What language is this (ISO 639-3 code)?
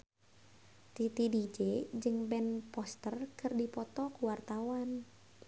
sun